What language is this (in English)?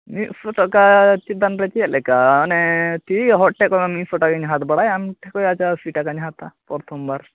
Santali